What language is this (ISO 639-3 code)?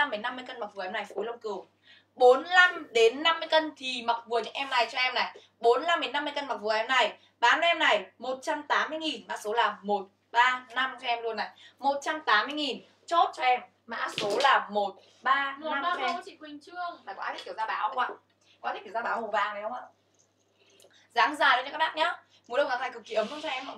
vie